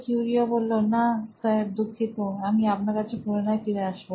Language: Bangla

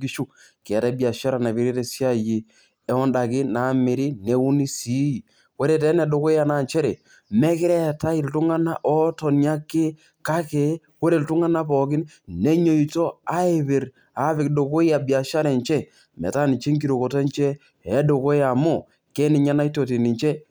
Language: Masai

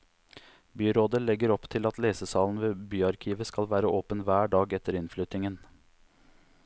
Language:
Norwegian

